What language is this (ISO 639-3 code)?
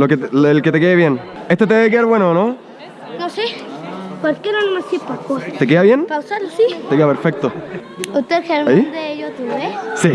spa